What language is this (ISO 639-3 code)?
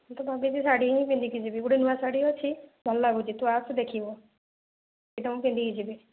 ori